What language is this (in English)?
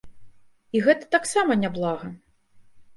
Belarusian